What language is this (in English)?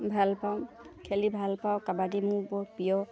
Assamese